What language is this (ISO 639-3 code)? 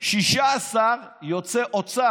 heb